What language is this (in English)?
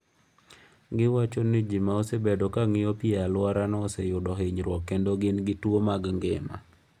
Luo (Kenya and Tanzania)